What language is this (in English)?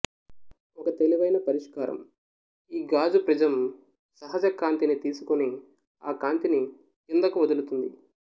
Telugu